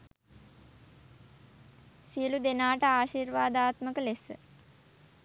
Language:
Sinhala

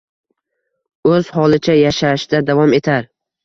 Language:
Uzbek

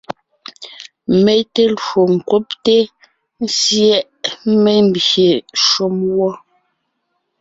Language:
Ngiemboon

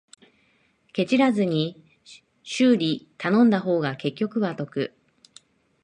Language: Japanese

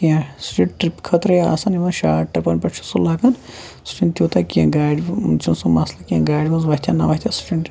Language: Kashmiri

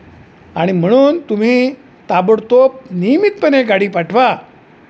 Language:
Marathi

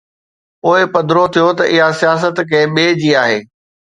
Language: Sindhi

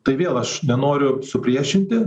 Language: Lithuanian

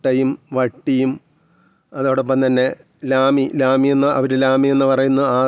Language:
Malayalam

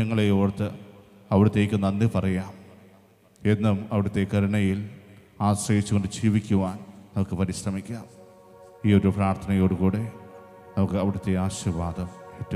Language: Hindi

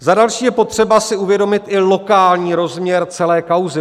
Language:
Czech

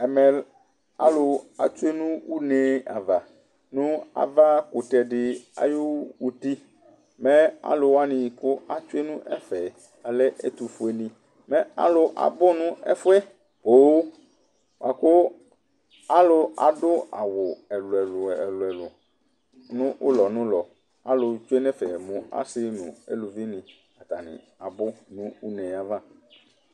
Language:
Ikposo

